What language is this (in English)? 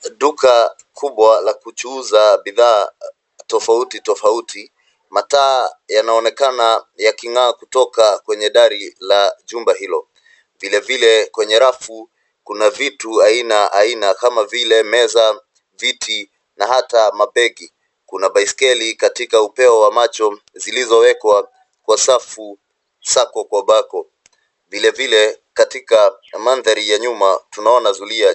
Swahili